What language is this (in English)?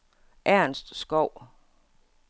Danish